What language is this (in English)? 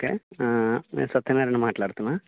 Telugu